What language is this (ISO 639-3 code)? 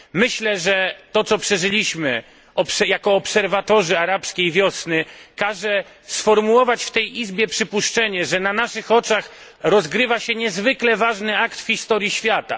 pol